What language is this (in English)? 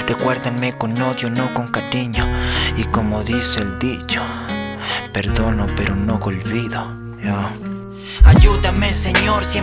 Spanish